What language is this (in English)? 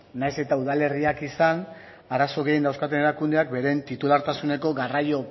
Basque